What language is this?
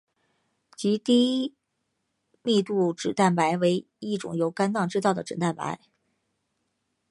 Chinese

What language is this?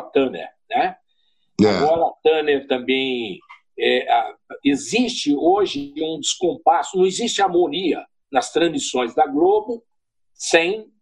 Portuguese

